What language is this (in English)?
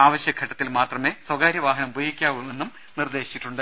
Malayalam